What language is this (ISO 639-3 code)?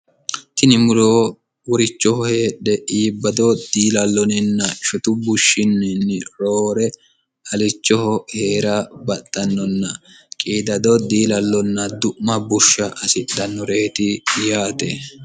sid